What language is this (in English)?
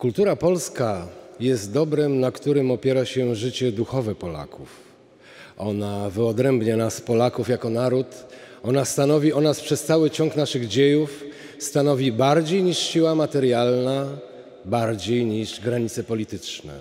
Polish